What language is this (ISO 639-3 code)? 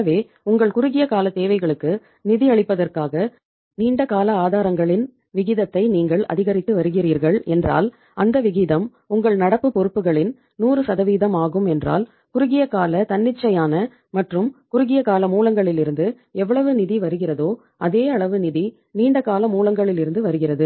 tam